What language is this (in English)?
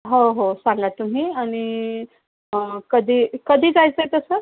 Marathi